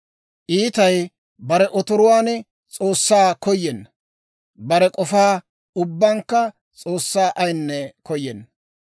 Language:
Dawro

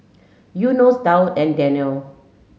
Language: English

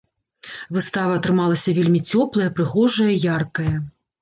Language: Belarusian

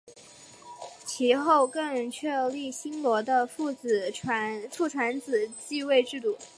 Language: Chinese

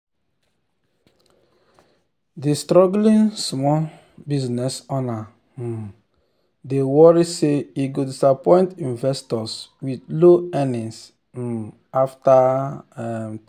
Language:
Nigerian Pidgin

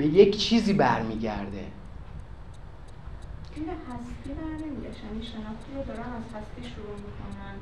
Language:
Persian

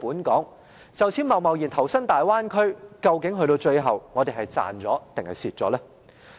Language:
Cantonese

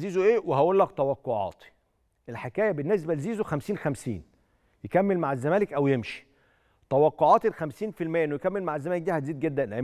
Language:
Arabic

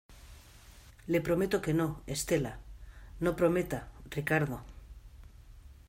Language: Spanish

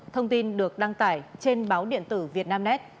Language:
Vietnamese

